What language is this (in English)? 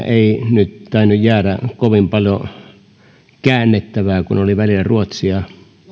Finnish